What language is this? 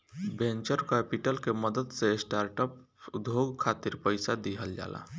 Bhojpuri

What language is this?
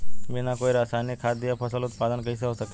Bhojpuri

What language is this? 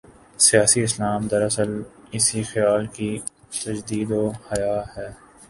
Urdu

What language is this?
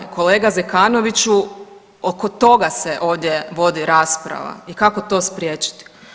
Croatian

